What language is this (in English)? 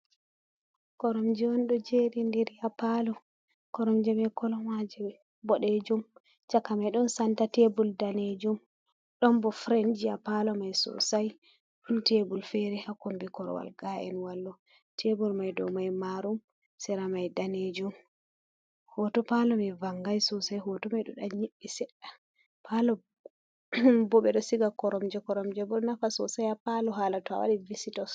Fula